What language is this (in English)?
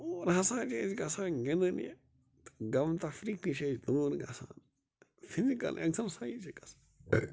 Kashmiri